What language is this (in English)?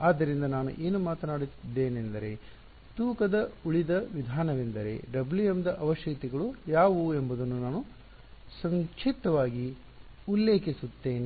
Kannada